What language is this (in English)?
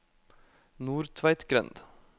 Norwegian